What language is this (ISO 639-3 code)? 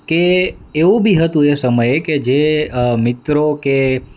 guj